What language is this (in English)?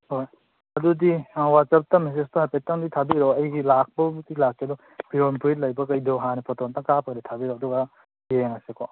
Manipuri